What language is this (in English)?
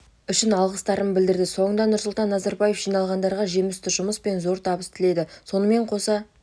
Kazakh